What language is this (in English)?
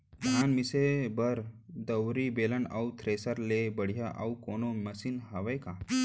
Chhattisgarhi